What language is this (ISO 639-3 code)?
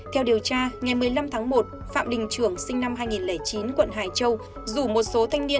vie